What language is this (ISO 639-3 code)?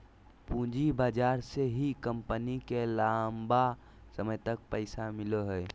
mag